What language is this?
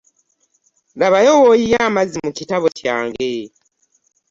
Ganda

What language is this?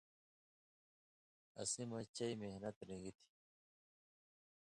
Indus Kohistani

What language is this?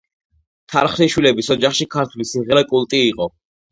Georgian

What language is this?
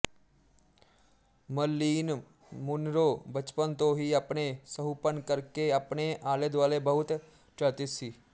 Punjabi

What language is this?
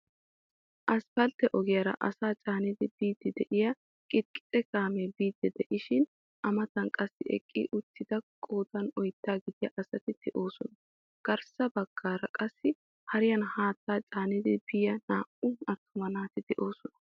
Wolaytta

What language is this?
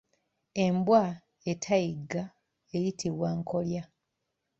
Ganda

